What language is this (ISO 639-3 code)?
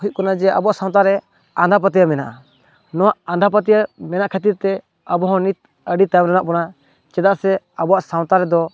sat